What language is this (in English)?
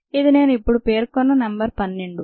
Telugu